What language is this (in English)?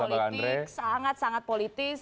Indonesian